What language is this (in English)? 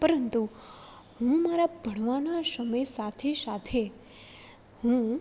Gujarati